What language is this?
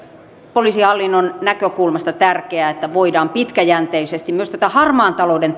Finnish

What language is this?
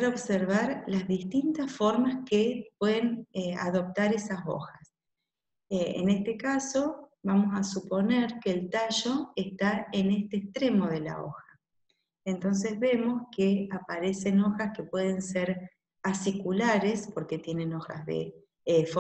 Spanish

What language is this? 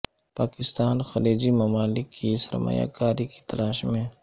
Urdu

